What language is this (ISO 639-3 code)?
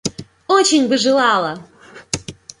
rus